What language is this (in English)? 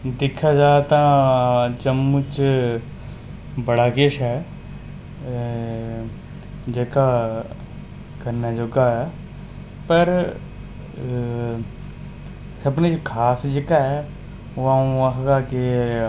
Dogri